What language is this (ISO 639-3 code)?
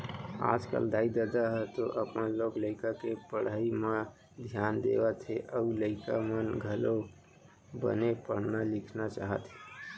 hne